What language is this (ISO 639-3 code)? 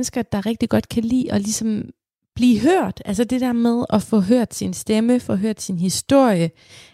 dan